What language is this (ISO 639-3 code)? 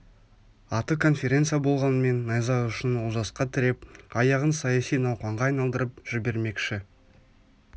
kaz